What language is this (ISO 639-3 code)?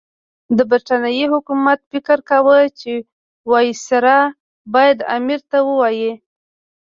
pus